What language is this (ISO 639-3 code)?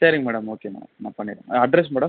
tam